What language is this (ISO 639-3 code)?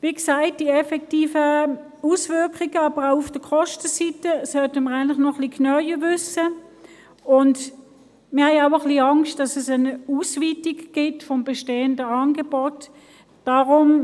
gsw